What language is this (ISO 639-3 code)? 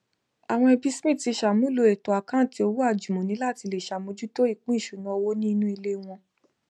yor